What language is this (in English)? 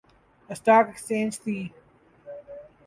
Urdu